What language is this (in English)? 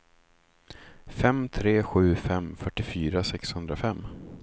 Swedish